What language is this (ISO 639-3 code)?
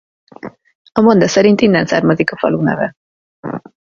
hun